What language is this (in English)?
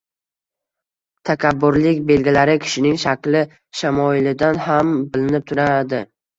Uzbek